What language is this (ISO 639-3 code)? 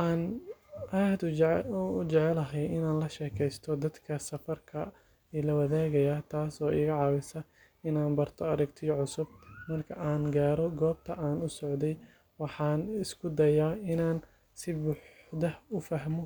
som